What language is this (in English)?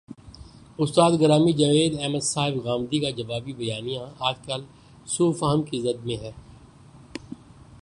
Urdu